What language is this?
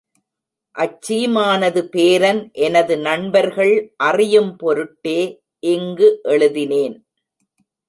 Tamil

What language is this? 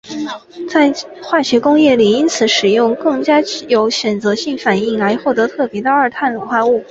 Chinese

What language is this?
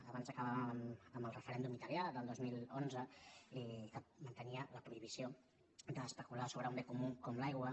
Catalan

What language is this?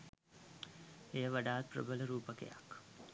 Sinhala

